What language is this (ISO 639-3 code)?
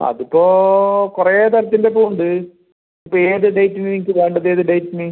mal